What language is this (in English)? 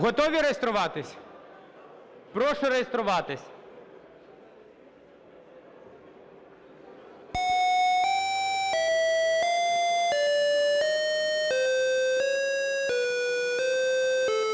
Ukrainian